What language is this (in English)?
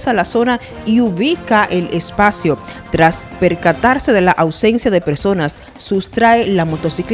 Spanish